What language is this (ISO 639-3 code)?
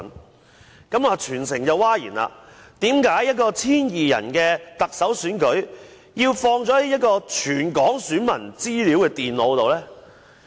yue